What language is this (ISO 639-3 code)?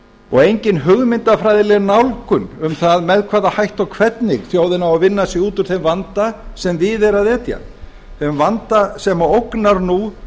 isl